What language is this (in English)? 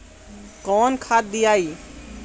Bhojpuri